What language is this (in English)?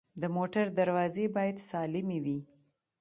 Pashto